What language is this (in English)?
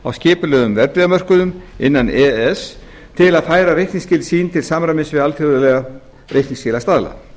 Icelandic